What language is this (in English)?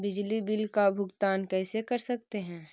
Magahi